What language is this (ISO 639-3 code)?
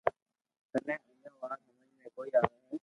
lrk